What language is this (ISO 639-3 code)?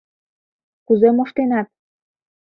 chm